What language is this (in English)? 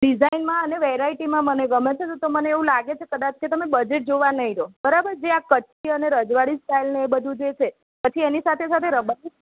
Gujarati